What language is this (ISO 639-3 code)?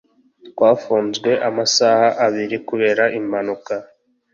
kin